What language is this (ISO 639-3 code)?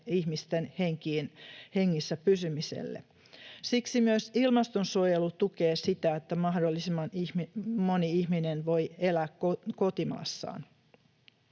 fin